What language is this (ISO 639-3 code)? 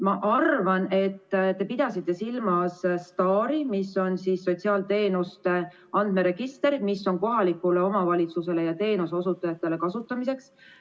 est